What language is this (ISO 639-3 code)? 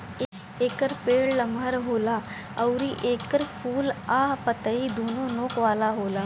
bho